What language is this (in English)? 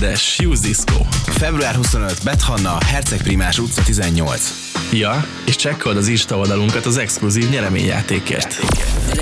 Hungarian